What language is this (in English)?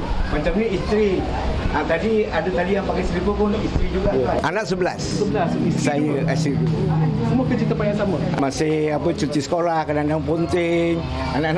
Malay